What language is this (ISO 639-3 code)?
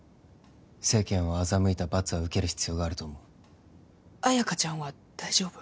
jpn